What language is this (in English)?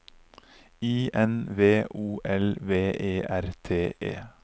Norwegian